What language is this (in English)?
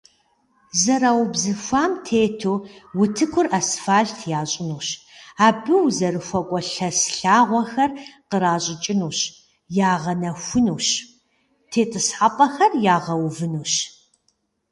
Kabardian